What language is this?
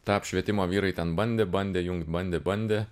Lithuanian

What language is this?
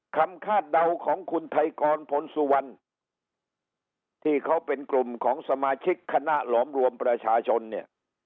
Thai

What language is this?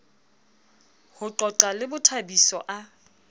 Southern Sotho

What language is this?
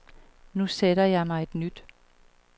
Danish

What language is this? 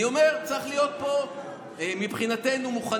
Hebrew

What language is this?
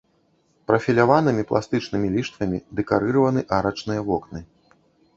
Belarusian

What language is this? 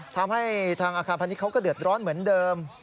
Thai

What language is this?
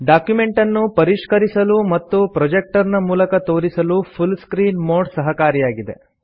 Kannada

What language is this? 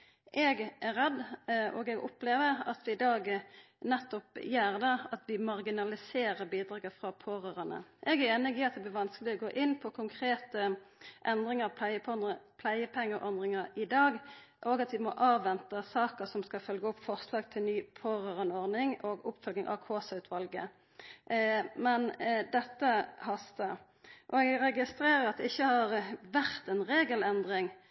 Norwegian Nynorsk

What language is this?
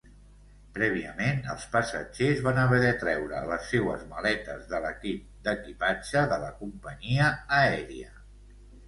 Catalan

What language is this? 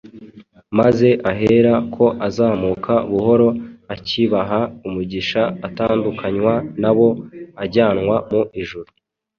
Kinyarwanda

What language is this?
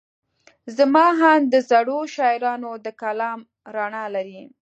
Pashto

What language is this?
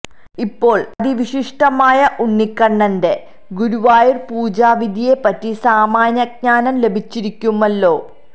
Malayalam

